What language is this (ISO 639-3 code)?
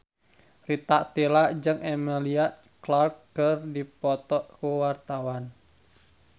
sun